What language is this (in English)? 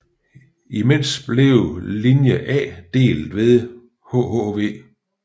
Danish